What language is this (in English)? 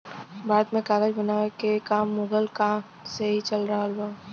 Bhojpuri